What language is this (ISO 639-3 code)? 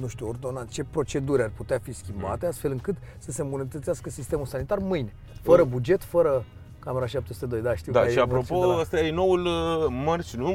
ron